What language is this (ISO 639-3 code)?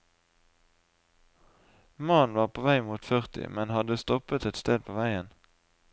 nor